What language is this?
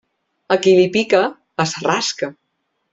Catalan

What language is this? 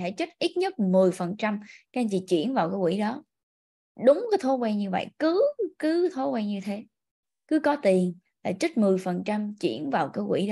Vietnamese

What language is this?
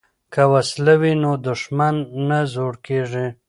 Pashto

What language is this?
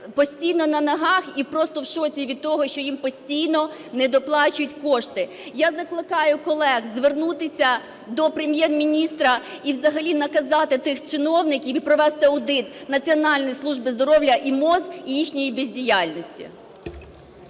Ukrainian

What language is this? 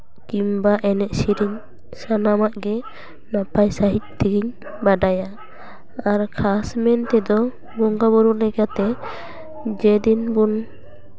Santali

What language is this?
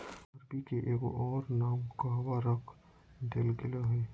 Magahi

